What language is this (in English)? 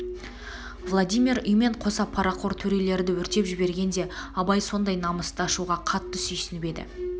Kazakh